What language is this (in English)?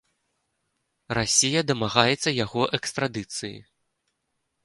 Belarusian